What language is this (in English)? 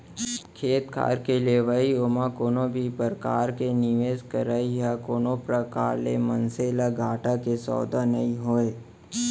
Chhattisgarhi